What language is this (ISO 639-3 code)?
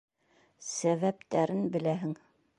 bak